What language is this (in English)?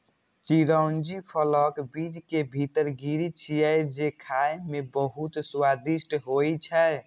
Maithili